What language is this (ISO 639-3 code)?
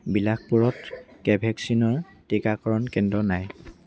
asm